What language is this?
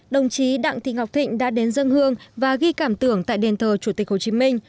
Vietnamese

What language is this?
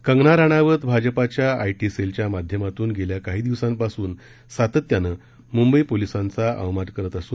Marathi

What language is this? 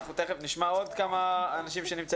Hebrew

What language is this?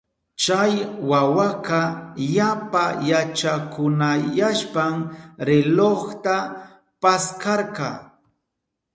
Southern Pastaza Quechua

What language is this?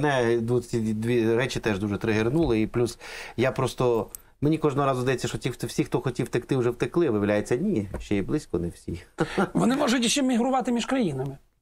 Ukrainian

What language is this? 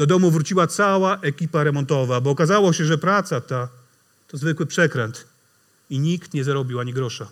Polish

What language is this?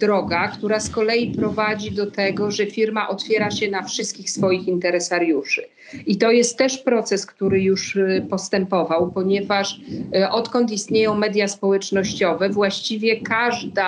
Polish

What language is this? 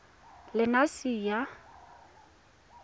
Tswana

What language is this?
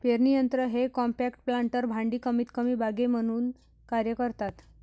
Marathi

